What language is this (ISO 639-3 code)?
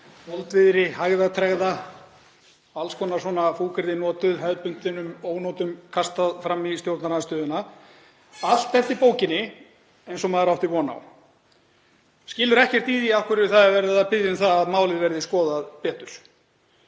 isl